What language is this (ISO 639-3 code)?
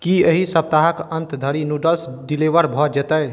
mai